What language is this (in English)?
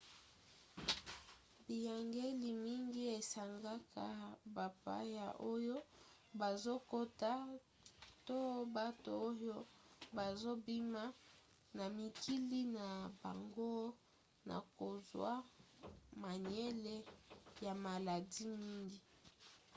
Lingala